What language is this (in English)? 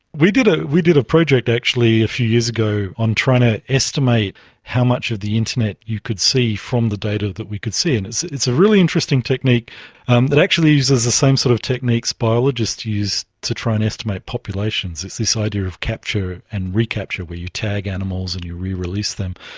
English